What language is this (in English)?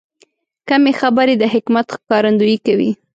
Pashto